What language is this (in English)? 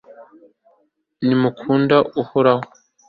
Kinyarwanda